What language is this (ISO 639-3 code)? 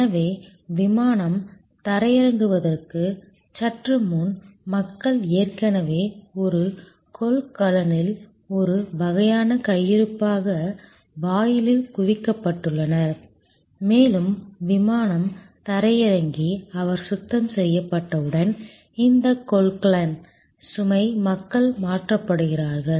tam